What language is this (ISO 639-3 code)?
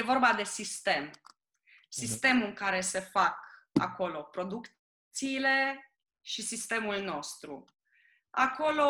ron